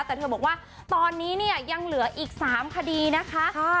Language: Thai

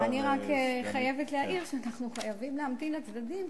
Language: Hebrew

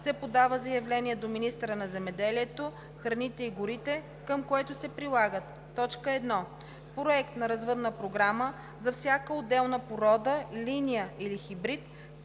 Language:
Bulgarian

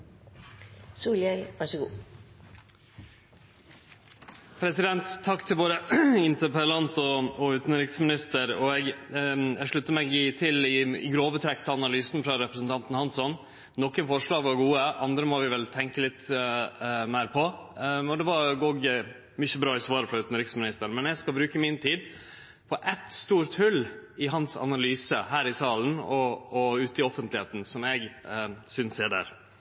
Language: Norwegian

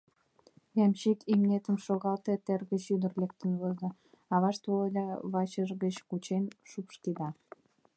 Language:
Mari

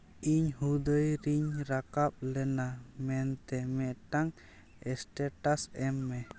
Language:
Santali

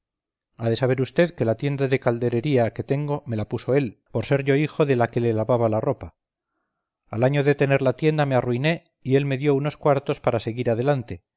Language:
Spanish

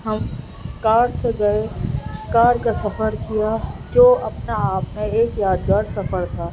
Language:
Urdu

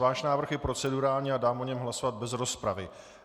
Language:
Czech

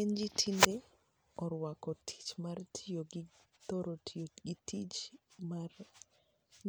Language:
Luo (Kenya and Tanzania)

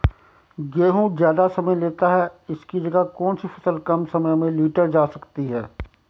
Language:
Hindi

